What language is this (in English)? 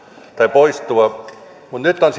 Finnish